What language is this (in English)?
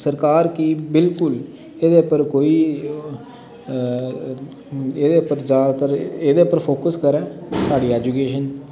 Dogri